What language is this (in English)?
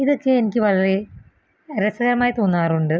Malayalam